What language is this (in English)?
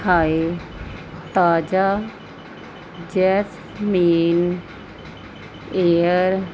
Punjabi